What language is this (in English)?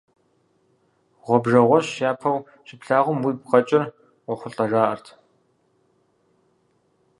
Kabardian